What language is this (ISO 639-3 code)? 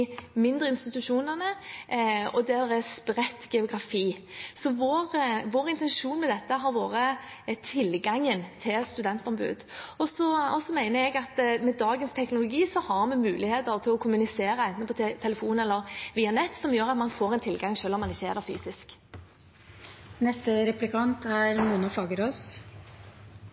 nob